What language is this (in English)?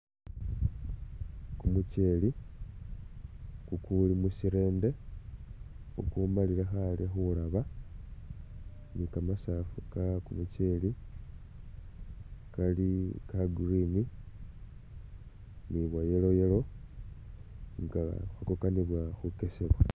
Masaaba